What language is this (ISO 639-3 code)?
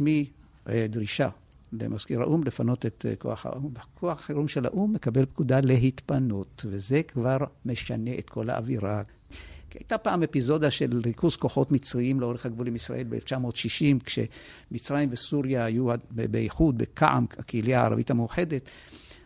heb